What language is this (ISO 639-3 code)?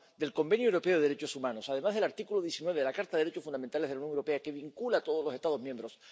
spa